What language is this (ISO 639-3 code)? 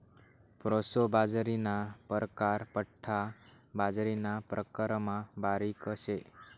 mar